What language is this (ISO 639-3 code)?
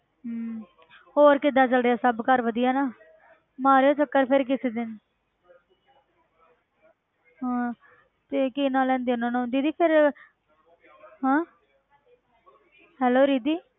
pan